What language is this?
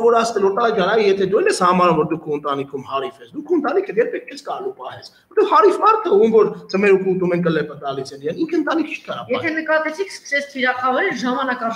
Turkish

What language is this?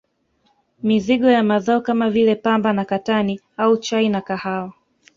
Swahili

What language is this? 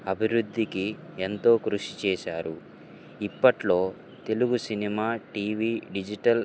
Telugu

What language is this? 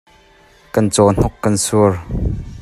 Hakha Chin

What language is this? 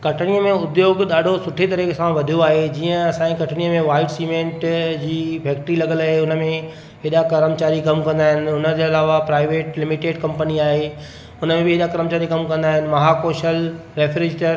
Sindhi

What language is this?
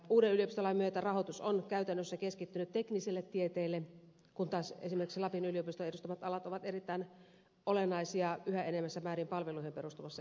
Finnish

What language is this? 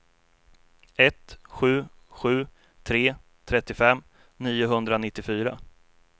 Swedish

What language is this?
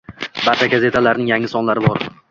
Uzbek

